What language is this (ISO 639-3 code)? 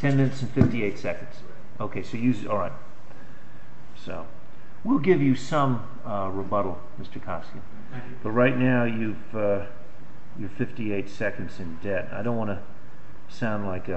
eng